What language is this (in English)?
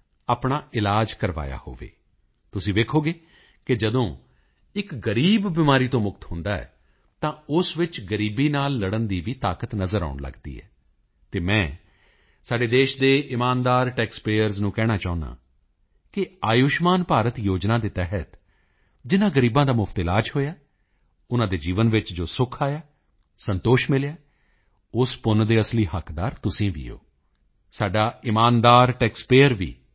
Punjabi